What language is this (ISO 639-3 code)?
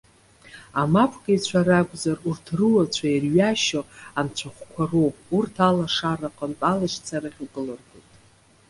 abk